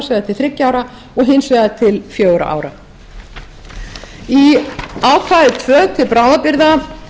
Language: Icelandic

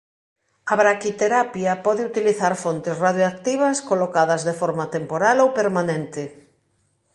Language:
Galician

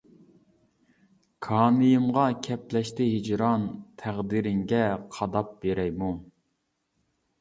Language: Uyghur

